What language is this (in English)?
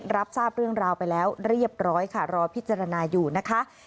Thai